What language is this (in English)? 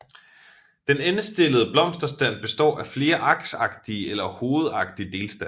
Danish